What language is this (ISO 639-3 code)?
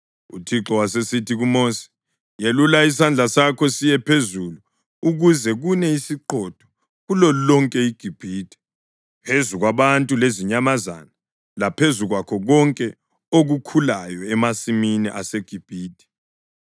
nde